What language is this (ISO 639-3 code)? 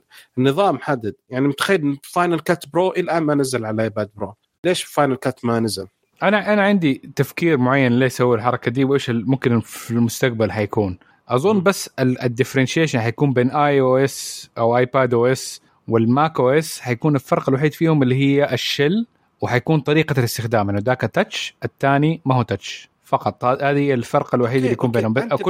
ara